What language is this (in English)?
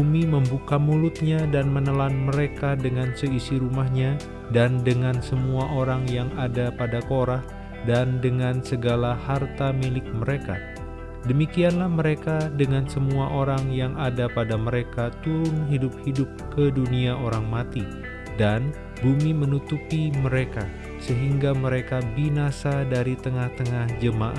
Indonesian